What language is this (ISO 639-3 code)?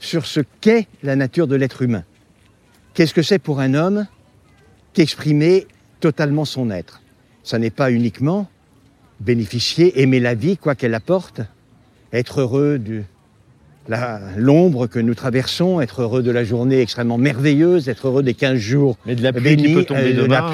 fra